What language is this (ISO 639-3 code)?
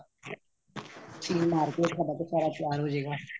pan